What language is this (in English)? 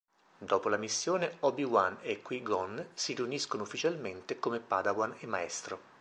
Italian